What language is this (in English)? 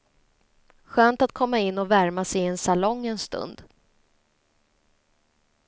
Swedish